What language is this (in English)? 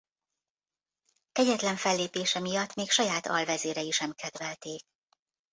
Hungarian